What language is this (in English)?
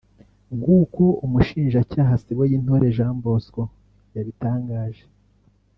Kinyarwanda